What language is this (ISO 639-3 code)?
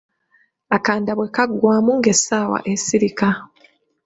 lug